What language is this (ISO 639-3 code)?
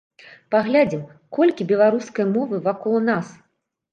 bel